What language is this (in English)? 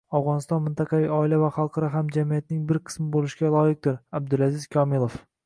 Uzbek